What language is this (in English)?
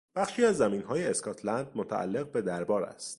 Persian